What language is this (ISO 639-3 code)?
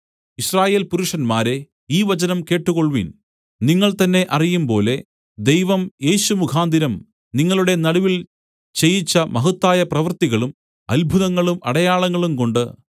mal